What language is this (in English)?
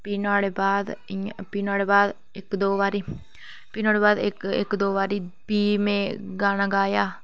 Dogri